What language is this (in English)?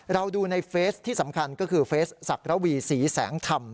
Thai